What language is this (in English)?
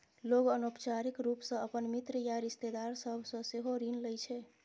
Maithili